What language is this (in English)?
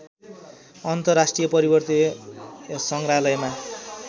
Nepali